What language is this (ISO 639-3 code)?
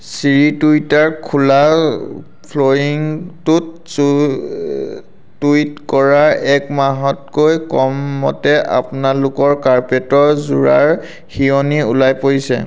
asm